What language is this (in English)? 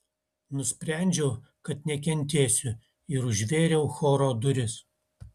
Lithuanian